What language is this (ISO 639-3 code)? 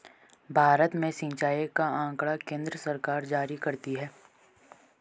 hin